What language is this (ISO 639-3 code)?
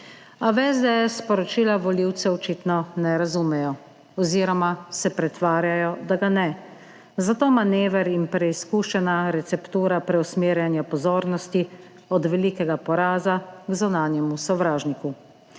slv